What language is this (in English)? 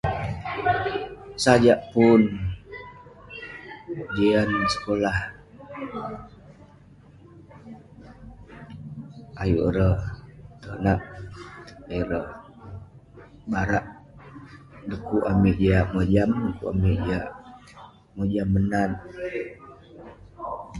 Western Penan